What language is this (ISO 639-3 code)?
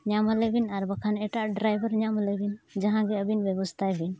sat